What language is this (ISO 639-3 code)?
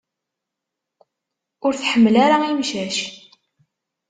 kab